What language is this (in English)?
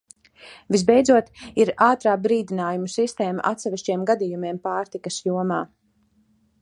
Latvian